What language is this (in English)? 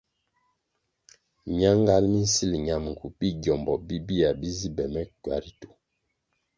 Kwasio